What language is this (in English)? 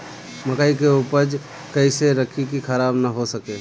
Bhojpuri